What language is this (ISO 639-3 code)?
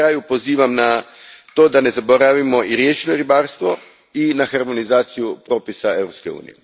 hrv